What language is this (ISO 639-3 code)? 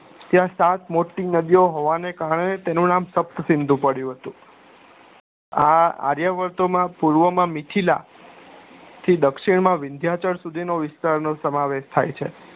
guj